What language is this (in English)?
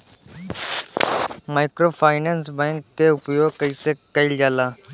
Bhojpuri